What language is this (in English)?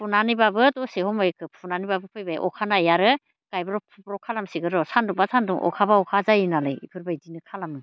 Bodo